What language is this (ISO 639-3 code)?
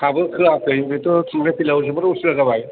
brx